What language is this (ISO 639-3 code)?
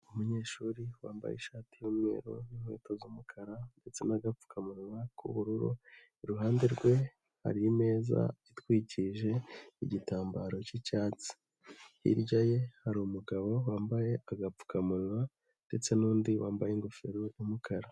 kin